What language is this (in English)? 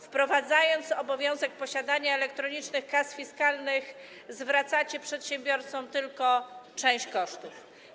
Polish